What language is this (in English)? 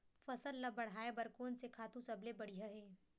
Chhattisgarhi